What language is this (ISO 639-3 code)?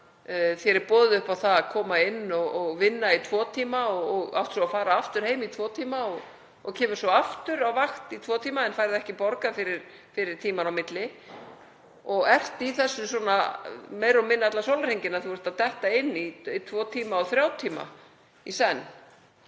isl